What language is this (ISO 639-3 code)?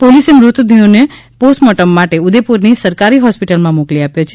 guj